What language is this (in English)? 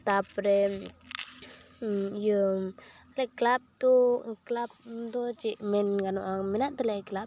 Santali